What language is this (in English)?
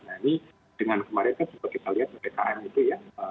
Indonesian